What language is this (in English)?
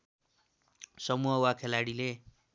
Nepali